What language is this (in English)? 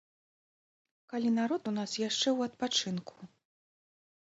Belarusian